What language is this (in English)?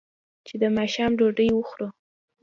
Pashto